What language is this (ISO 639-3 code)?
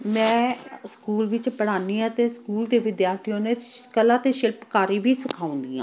pan